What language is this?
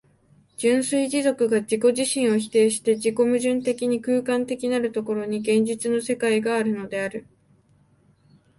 Japanese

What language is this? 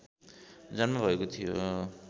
Nepali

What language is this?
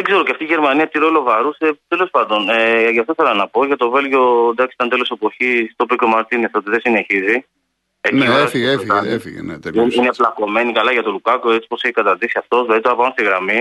Greek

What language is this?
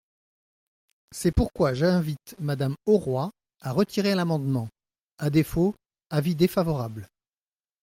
French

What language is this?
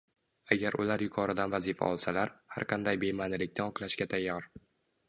Uzbek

